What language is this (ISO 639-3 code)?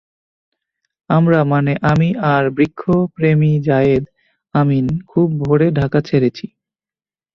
ben